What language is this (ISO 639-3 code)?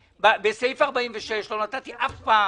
heb